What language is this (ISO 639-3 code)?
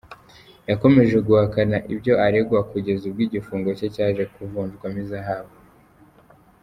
kin